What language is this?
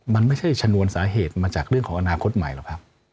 Thai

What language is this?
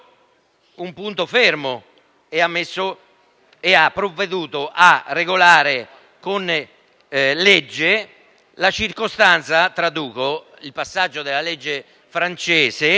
Italian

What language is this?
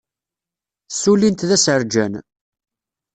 Kabyle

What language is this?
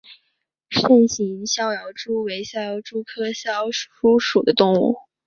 Chinese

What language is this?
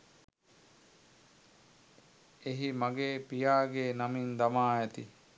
Sinhala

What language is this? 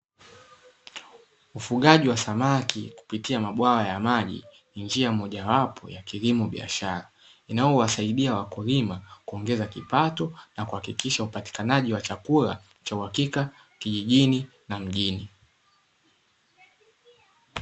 Swahili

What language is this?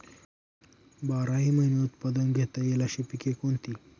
Marathi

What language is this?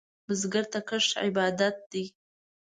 Pashto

